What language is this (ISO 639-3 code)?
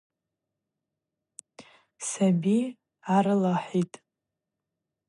abq